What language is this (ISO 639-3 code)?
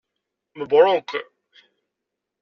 kab